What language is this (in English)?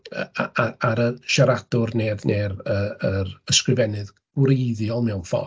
Welsh